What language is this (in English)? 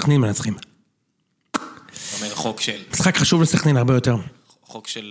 Hebrew